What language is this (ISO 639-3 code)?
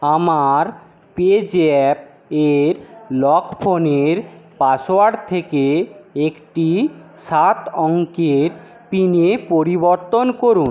ben